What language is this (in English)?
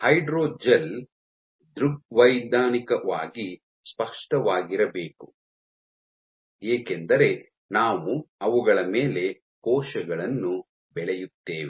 Kannada